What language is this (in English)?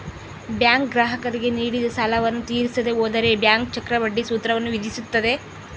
Kannada